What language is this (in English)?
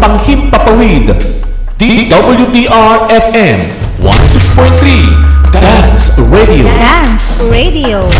Filipino